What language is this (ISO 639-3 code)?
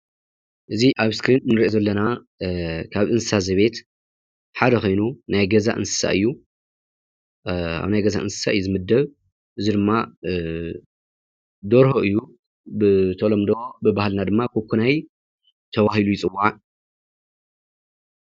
tir